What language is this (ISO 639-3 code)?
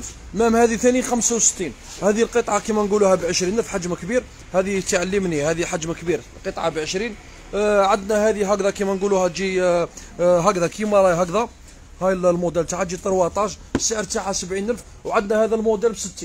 ara